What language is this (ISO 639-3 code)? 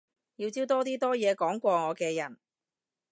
yue